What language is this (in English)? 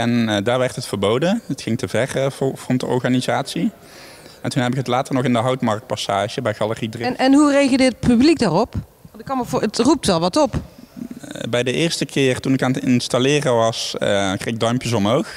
Dutch